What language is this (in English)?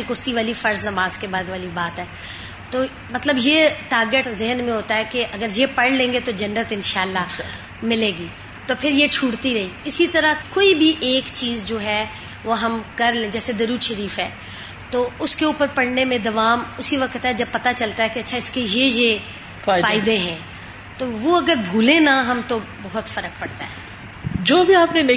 Urdu